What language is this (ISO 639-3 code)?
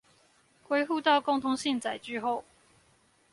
zho